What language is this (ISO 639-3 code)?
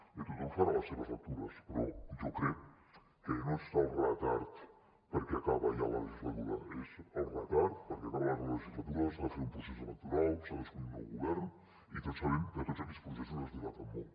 cat